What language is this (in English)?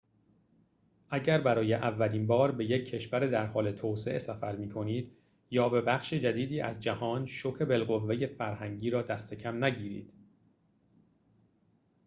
Persian